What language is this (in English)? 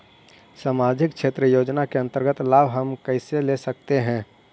Magahi